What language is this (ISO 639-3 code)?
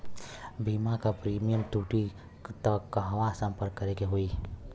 bho